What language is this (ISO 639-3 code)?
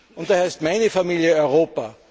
deu